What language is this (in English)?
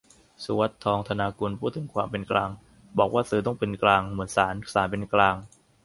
Thai